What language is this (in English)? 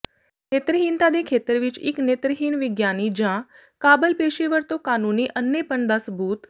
Punjabi